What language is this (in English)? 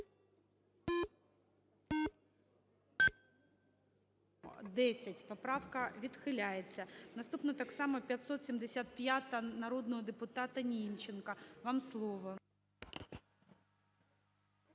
Ukrainian